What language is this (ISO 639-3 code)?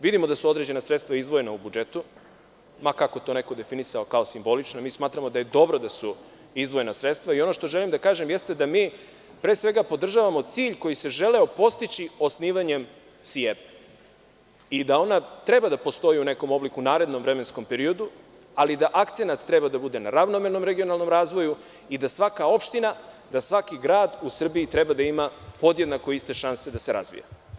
srp